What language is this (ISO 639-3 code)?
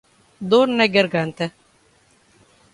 por